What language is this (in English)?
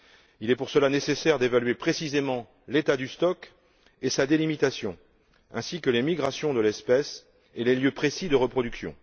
French